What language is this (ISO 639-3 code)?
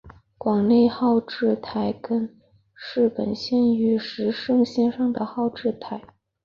zho